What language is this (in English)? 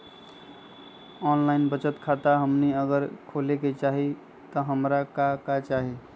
Magahi